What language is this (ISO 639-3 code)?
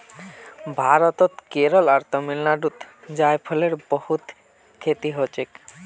mag